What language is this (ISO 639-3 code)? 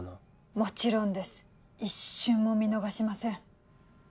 jpn